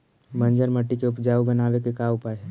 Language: Magahi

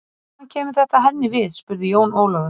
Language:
Icelandic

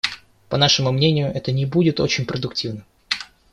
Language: Russian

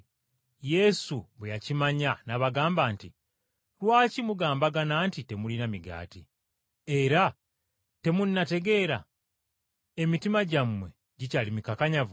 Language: Ganda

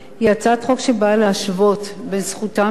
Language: Hebrew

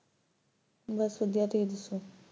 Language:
Punjabi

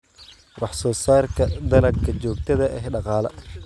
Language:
Somali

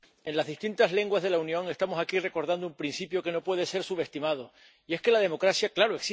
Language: Spanish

